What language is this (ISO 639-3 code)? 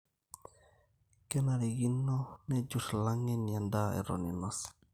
mas